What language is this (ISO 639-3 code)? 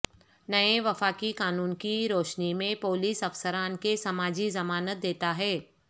urd